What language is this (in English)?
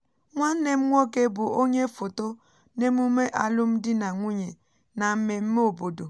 Igbo